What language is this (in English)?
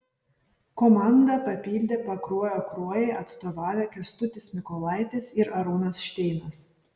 Lithuanian